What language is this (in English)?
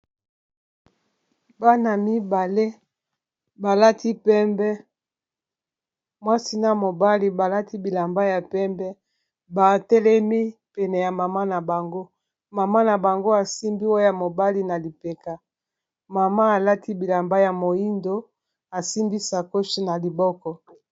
Lingala